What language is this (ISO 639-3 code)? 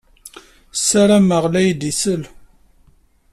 kab